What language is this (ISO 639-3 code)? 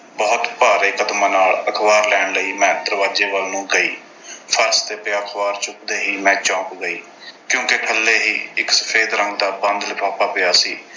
pan